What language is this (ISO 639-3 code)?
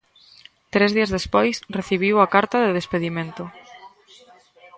glg